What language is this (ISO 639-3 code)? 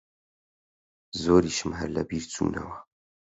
ckb